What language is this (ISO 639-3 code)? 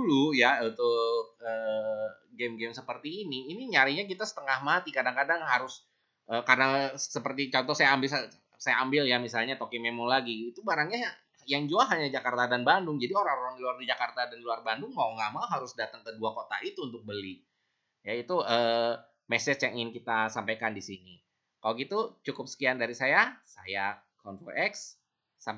ind